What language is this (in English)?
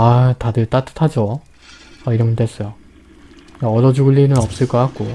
Korean